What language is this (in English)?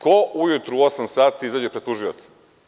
Serbian